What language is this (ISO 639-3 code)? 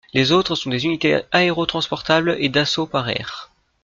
fra